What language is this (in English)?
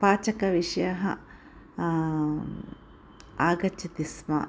Sanskrit